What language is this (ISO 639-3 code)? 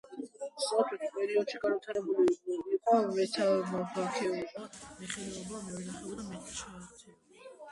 kat